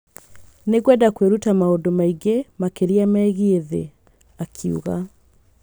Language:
Kikuyu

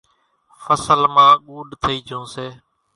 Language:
Kachi Koli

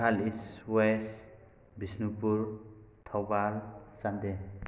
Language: Manipuri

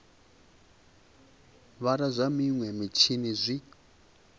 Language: Venda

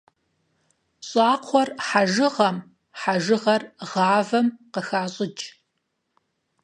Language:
Kabardian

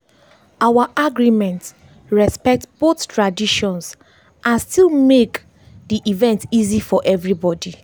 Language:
Nigerian Pidgin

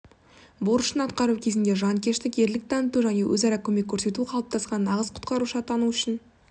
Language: Kazakh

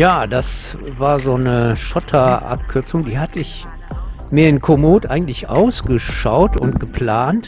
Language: German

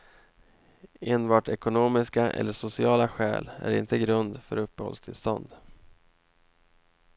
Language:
Swedish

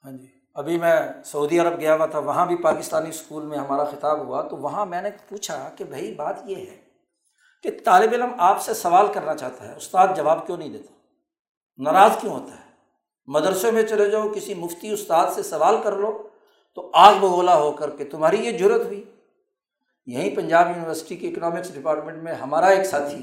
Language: Urdu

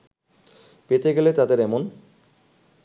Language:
Bangla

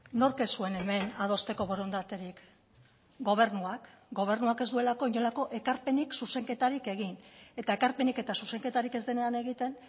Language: Basque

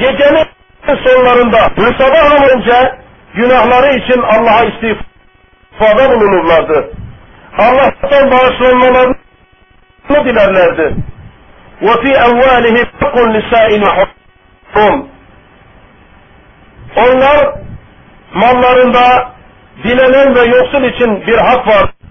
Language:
Turkish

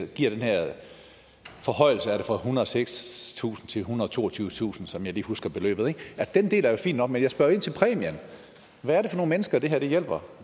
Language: Danish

